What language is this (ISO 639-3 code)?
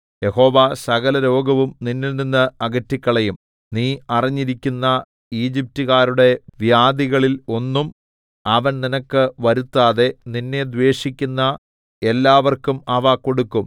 mal